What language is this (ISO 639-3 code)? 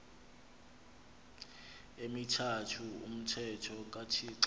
xho